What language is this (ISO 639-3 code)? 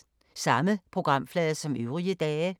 dan